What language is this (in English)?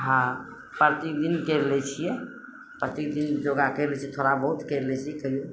Maithili